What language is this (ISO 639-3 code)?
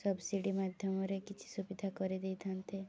ori